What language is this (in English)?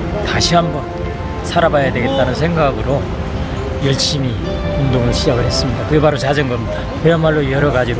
Korean